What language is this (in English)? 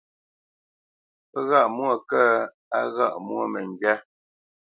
Bamenyam